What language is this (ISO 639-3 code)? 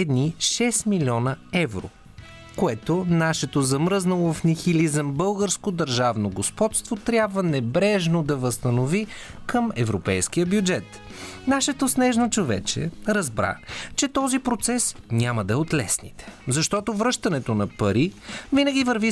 bul